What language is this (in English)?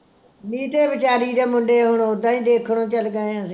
Punjabi